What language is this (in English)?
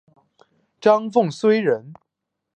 Chinese